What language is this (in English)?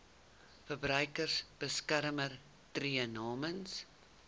Afrikaans